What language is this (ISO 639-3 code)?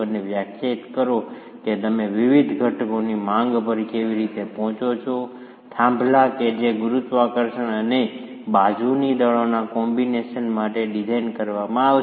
guj